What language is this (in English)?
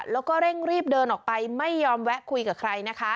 Thai